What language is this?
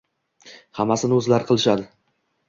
Uzbek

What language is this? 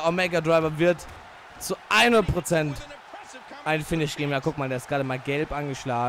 German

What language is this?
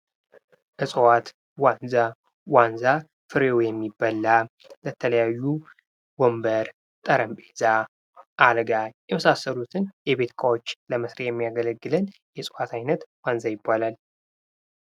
Amharic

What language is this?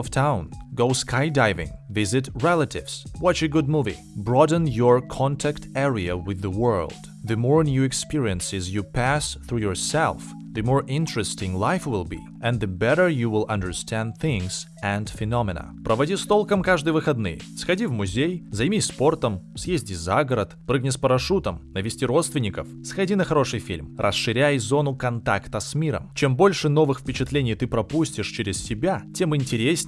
Russian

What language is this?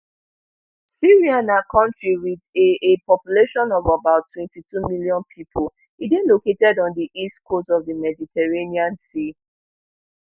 Nigerian Pidgin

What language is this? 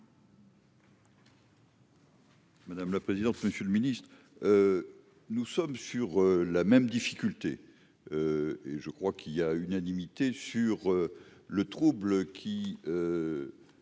French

